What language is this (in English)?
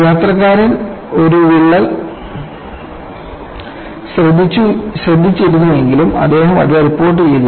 Malayalam